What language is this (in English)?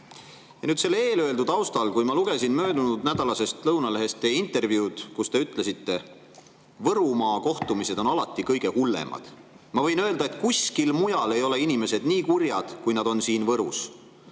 Estonian